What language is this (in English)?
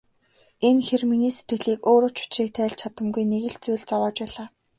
Mongolian